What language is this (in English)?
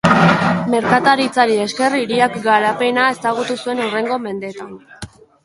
Basque